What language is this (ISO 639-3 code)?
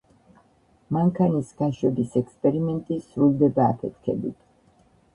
kat